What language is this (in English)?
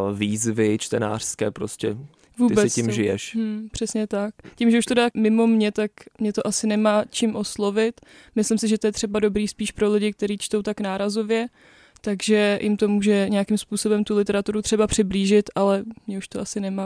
Czech